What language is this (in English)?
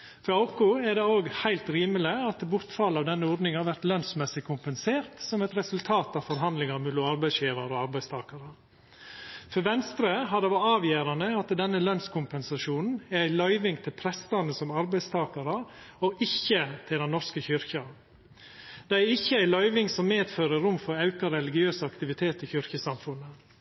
Norwegian Nynorsk